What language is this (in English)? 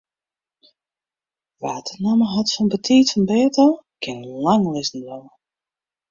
Western Frisian